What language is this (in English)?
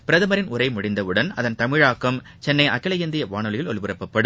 Tamil